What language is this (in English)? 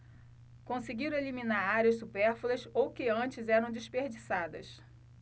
Portuguese